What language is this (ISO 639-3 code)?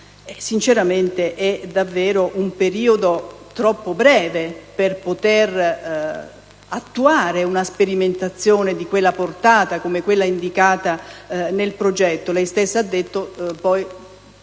ita